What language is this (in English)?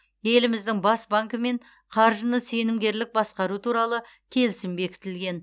Kazakh